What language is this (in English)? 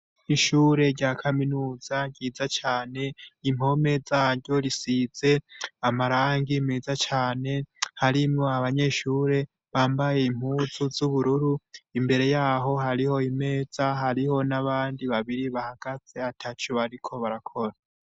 Rundi